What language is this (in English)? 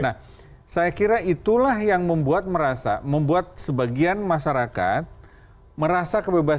Indonesian